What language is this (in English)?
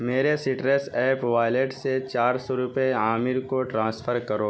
Urdu